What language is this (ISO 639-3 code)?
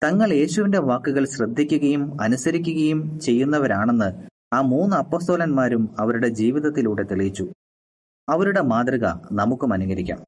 mal